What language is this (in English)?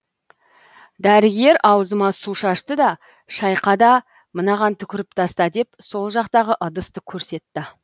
Kazakh